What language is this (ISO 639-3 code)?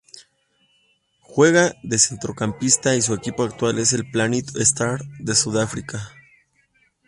spa